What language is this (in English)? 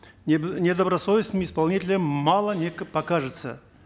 Kazakh